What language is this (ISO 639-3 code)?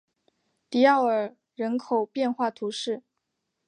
zho